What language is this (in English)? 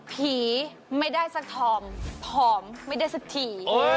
Thai